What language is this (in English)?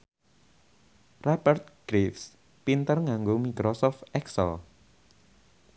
Javanese